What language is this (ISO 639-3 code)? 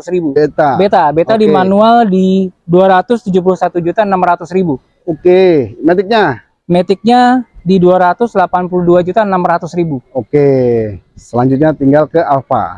ind